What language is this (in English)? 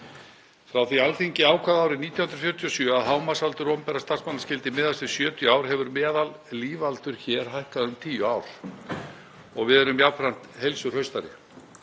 Icelandic